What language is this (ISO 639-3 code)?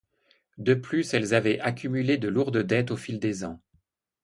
fra